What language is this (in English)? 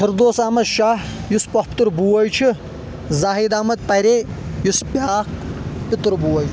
Kashmiri